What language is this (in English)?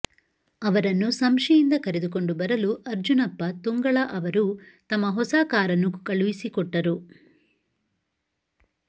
Kannada